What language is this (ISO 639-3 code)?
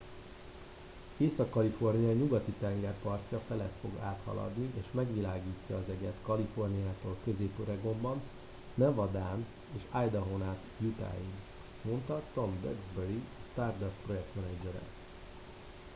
hun